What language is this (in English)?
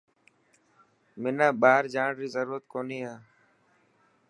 Dhatki